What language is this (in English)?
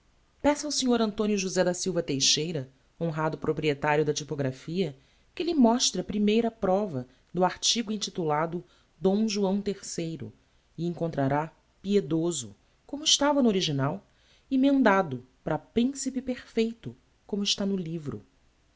Portuguese